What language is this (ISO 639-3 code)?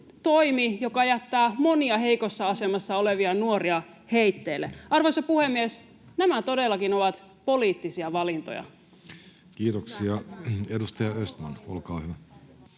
fin